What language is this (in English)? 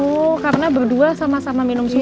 Indonesian